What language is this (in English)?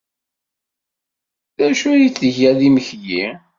Kabyle